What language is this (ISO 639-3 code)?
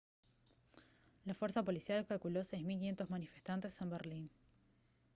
spa